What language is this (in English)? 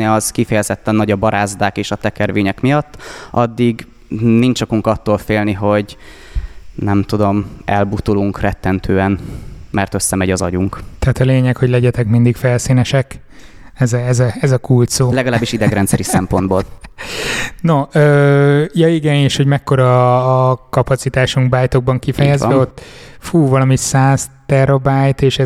Hungarian